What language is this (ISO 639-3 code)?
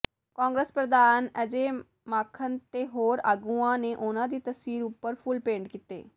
pan